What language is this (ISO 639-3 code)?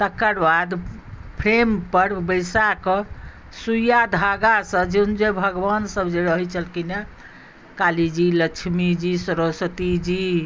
mai